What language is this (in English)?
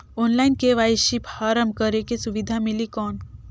Chhattisgarhi